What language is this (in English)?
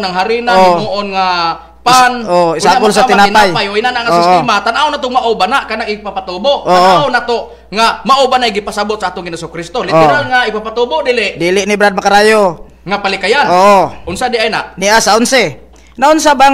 Filipino